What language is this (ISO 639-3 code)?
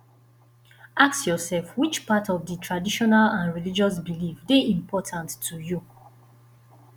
pcm